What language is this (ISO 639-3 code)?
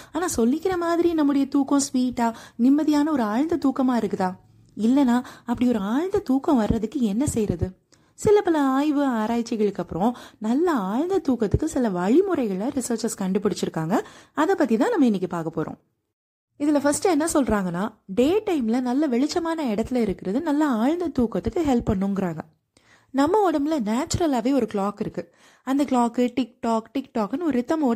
tam